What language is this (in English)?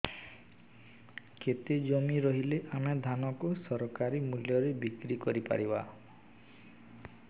Odia